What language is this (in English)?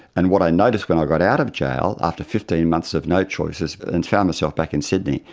English